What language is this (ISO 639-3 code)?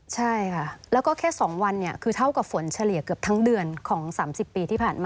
tha